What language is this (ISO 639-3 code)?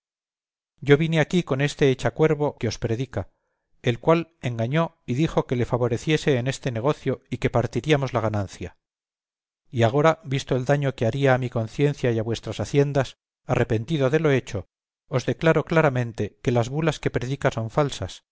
spa